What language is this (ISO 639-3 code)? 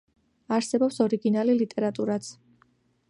kat